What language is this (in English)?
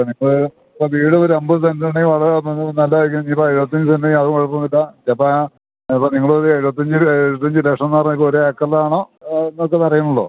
Malayalam